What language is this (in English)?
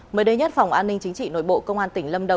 Vietnamese